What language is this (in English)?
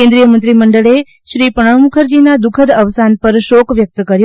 Gujarati